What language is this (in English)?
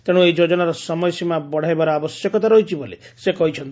Odia